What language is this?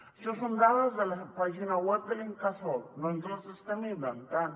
Catalan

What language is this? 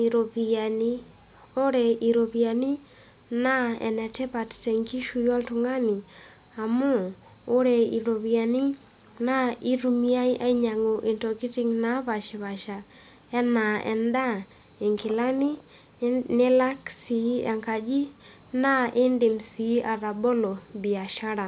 Masai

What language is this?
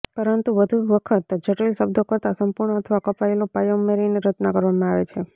Gujarati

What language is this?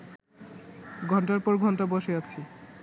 Bangla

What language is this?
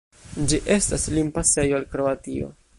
Esperanto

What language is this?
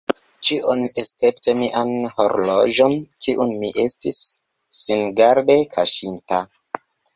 Esperanto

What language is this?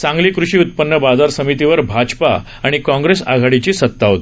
Marathi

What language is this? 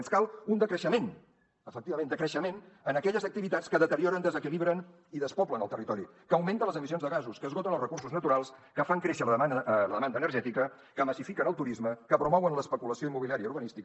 Catalan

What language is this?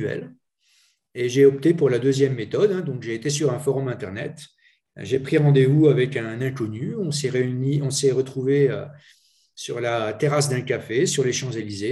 French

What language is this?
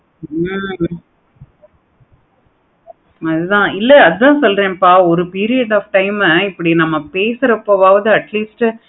Tamil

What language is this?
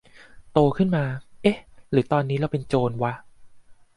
Thai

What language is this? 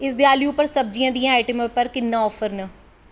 Dogri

